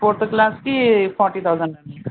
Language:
Telugu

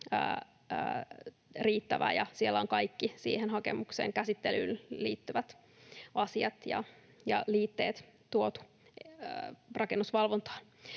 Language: Finnish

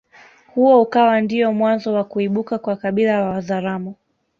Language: Swahili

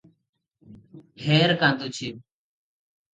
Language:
Odia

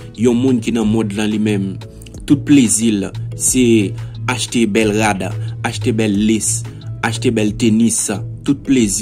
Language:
French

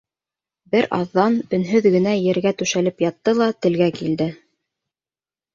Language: Bashkir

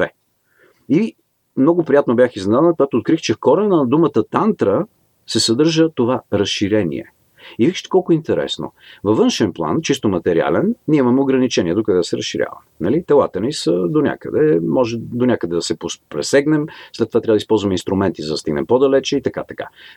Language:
Bulgarian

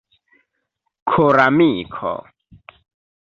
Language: Esperanto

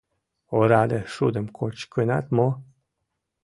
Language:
Mari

